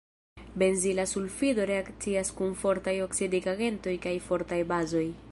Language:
Esperanto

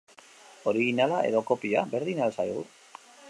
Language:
Basque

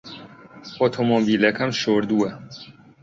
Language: Central Kurdish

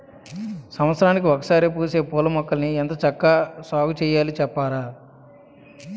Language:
Telugu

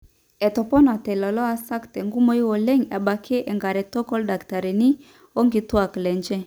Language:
Masai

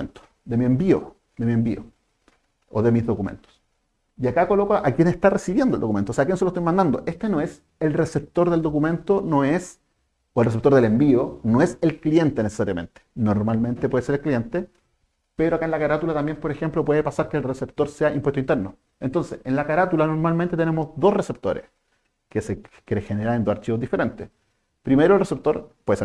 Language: Spanish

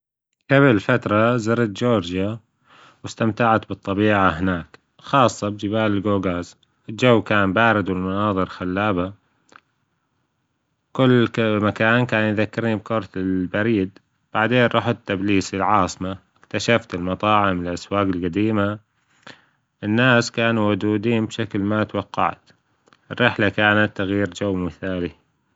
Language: Gulf Arabic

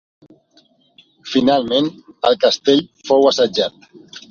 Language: Catalan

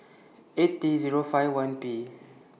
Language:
English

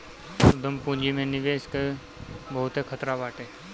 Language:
Bhojpuri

